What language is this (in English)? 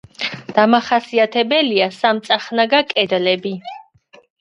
Georgian